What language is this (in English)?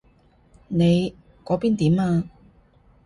Cantonese